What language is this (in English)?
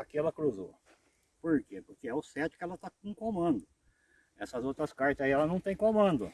Portuguese